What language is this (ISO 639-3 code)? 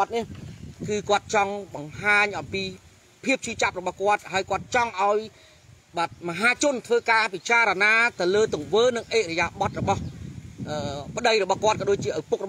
vie